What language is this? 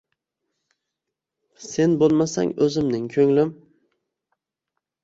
Uzbek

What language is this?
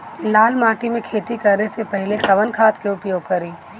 Bhojpuri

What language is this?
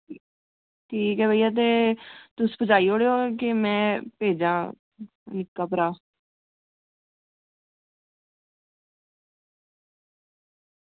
Dogri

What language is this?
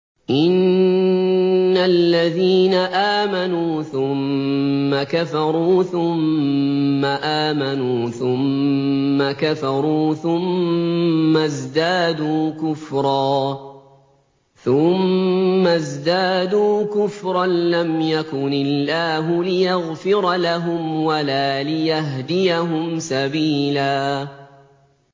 Arabic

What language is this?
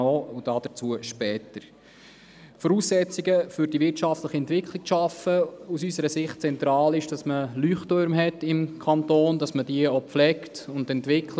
Swiss German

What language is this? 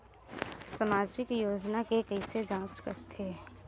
Chhattisgarhi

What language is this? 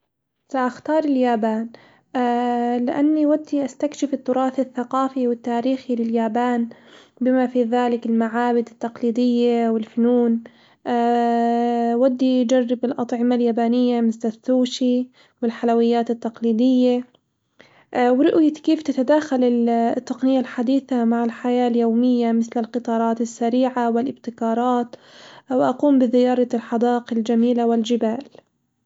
Hijazi Arabic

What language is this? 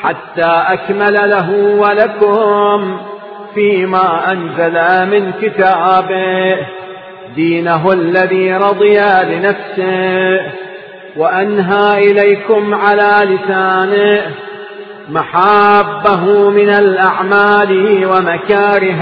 Arabic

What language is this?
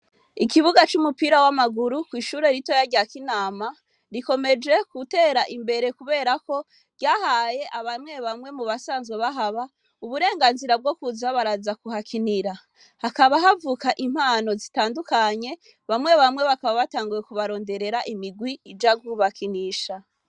Rundi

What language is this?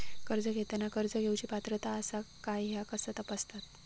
Marathi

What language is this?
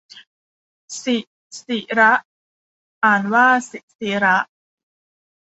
Thai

